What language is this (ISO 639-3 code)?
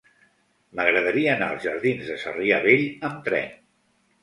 cat